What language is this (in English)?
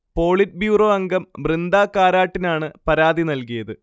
Malayalam